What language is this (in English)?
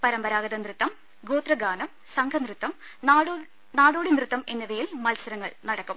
Malayalam